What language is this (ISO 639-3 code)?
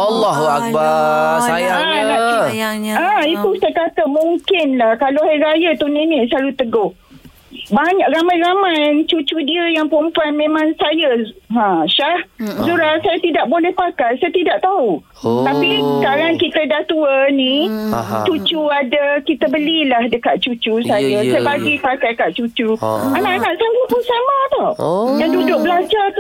msa